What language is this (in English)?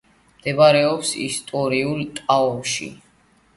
Georgian